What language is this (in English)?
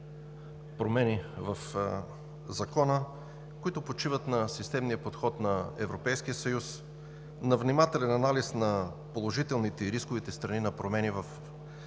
Bulgarian